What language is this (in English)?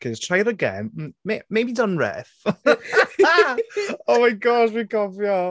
Welsh